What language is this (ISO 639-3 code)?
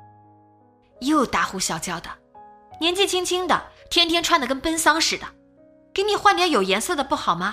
zho